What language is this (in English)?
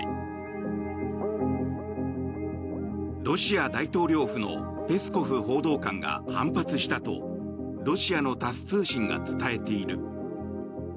Japanese